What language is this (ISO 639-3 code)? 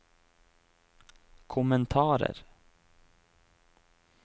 nor